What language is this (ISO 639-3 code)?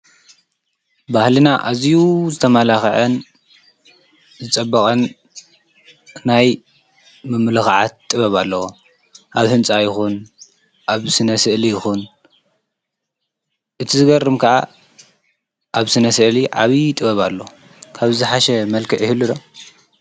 tir